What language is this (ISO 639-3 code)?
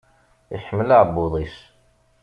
kab